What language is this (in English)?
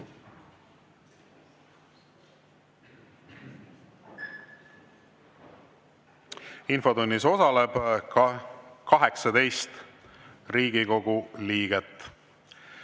Estonian